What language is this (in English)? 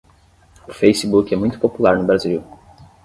Portuguese